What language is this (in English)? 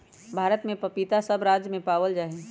Magahi